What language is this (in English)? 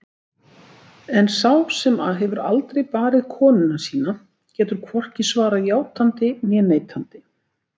Icelandic